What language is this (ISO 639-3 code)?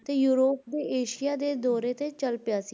pan